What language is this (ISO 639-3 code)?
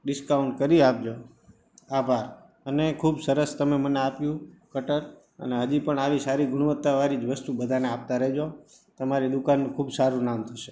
guj